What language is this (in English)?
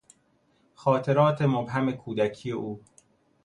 Persian